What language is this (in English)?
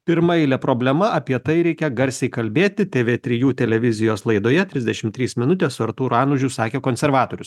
Lithuanian